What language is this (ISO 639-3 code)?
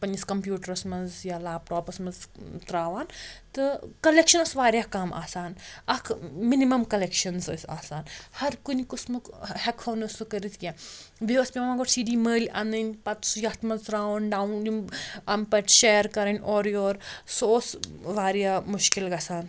kas